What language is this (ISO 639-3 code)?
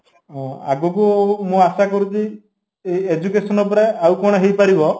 ori